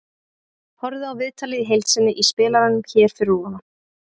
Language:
Icelandic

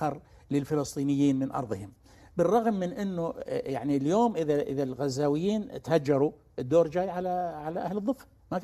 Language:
Arabic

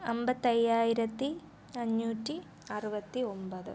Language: Malayalam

